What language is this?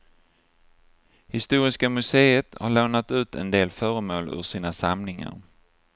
Swedish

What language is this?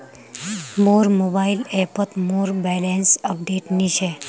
Magahi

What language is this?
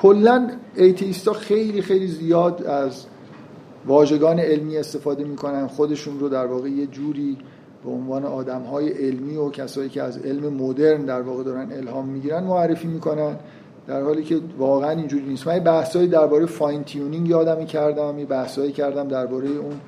Persian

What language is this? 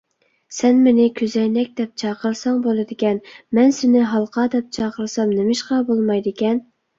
Uyghur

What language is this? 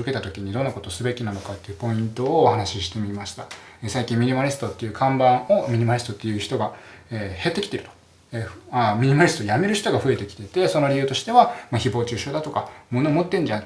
Japanese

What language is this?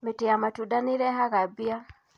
Kikuyu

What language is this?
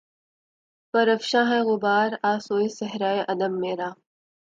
Urdu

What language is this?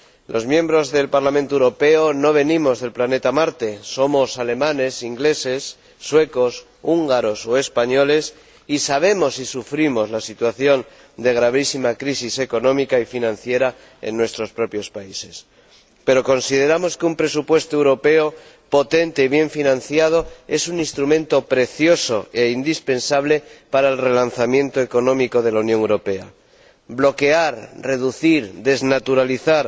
Spanish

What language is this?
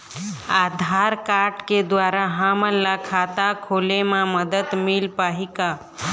Chhattisgarhi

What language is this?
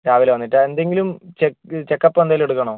Malayalam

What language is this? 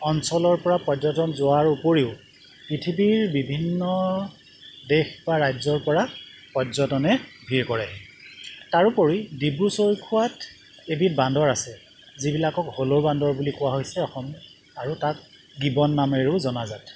Assamese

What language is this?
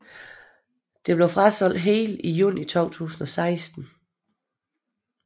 Danish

